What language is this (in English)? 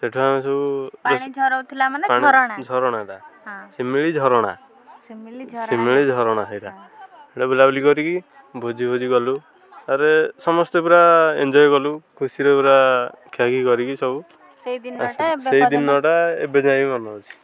Odia